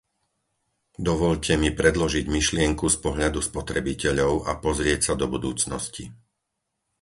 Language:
Slovak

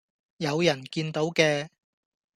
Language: Cantonese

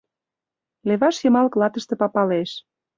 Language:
Mari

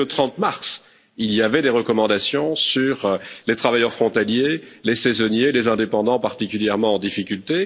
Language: French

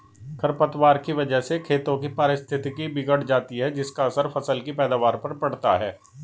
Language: Hindi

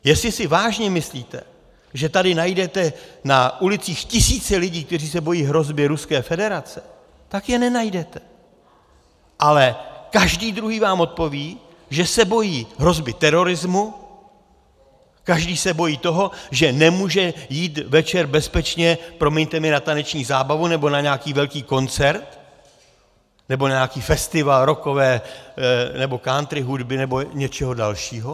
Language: Czech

